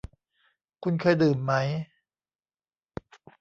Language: Thai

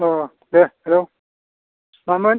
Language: Bodo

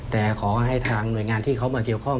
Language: Thai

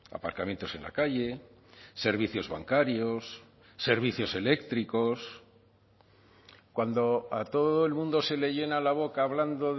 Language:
Spanish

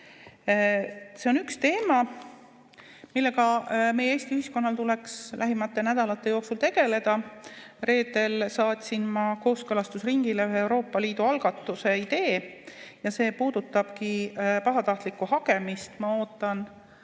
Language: Estonian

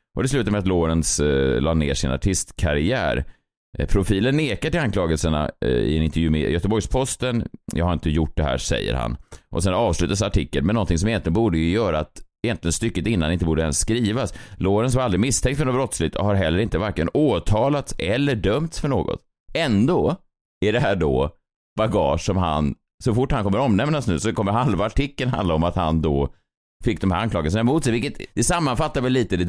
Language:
Swedish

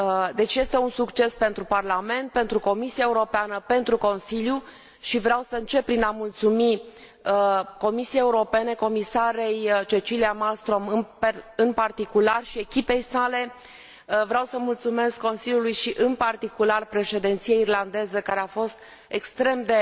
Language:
Romanian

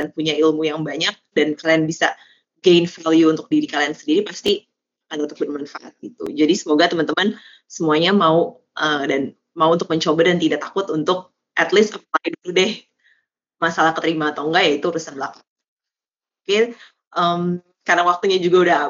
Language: Indonesian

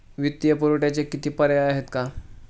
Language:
Marathi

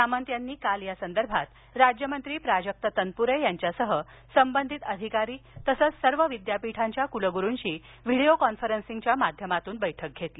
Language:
Marathi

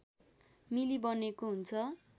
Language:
Nepali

